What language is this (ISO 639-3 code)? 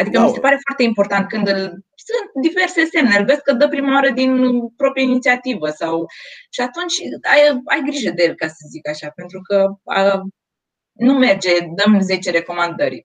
ron